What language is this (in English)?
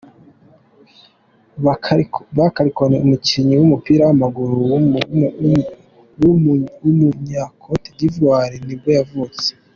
Kinyarwanda